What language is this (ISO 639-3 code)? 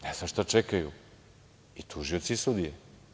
srp